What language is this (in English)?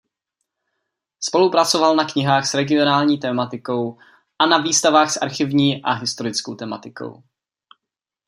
Czech